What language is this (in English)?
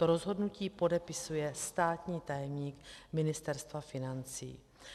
Czech